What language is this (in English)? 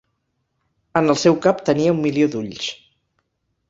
Catalan